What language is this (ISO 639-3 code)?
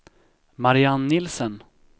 swe